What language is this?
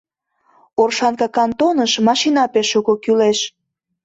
Mari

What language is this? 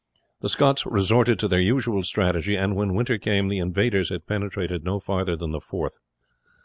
English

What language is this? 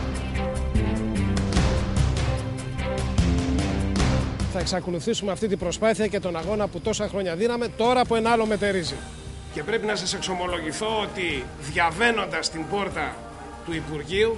Greek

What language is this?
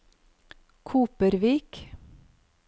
Norwegian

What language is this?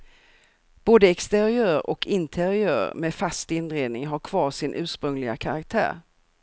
Swedish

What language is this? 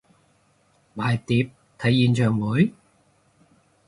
Cantonese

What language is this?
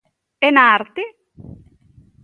Galician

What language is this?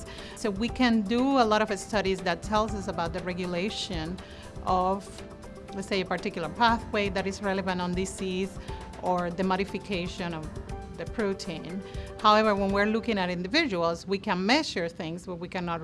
English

